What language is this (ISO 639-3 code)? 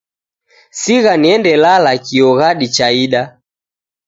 dav